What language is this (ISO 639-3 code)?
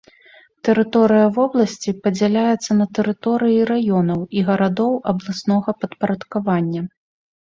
bel